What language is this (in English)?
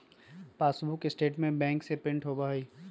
Magahi